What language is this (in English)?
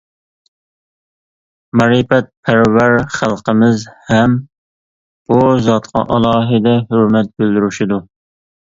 Uyghur